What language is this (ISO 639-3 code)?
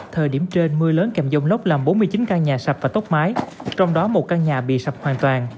vie